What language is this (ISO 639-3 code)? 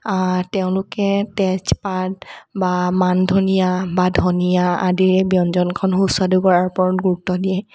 asm